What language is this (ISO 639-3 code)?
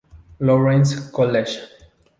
spa